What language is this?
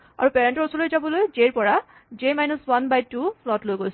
Assamese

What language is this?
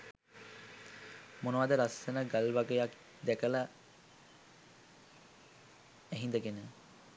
Sinhala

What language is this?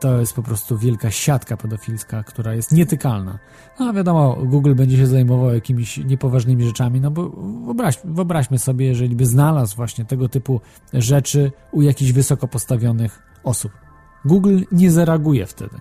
Polish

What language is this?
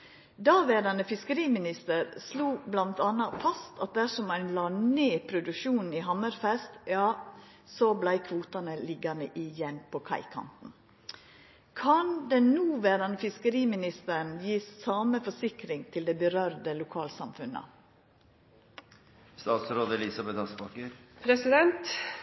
Norwegian Nynorsk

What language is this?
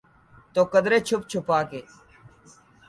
Urdu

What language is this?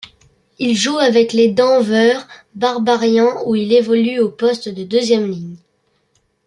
French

